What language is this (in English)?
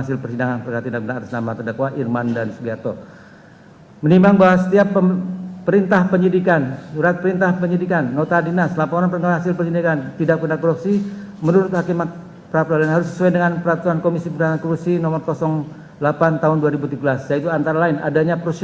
Indonesian